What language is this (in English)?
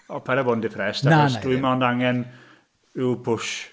Welsh